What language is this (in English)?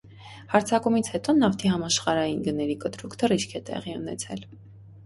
Armenian